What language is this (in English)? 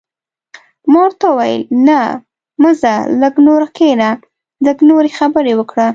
Pashto